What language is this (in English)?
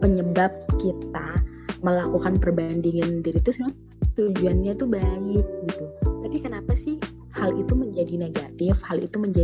Indonesian